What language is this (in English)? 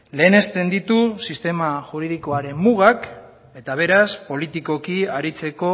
Basque